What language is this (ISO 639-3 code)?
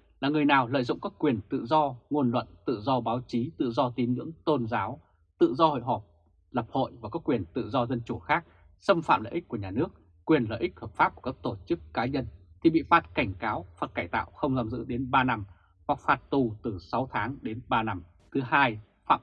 vie